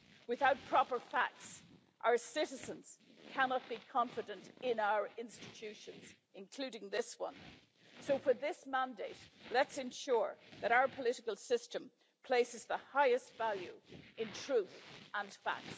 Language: English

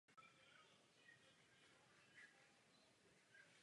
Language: Czech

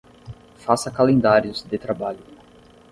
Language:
Portuguese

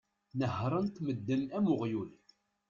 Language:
Kabyle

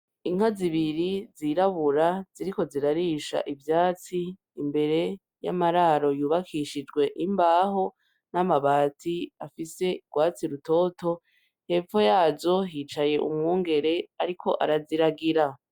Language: Rundi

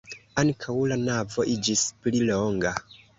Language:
Esperanto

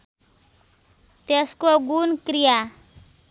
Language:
Nepali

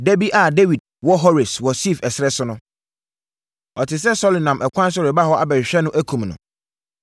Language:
Akan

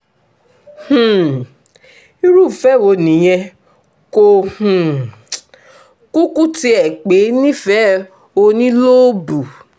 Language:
Yoruba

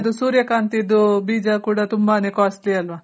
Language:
Kannada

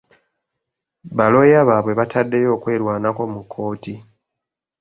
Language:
Ganda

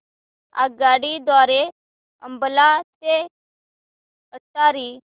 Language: Marathi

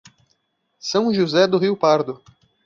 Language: Portuguese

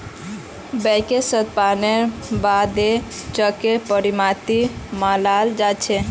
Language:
Magahi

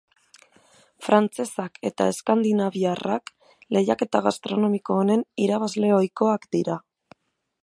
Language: Basque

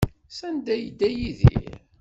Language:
Kabyle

